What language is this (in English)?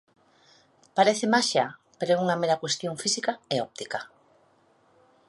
Galician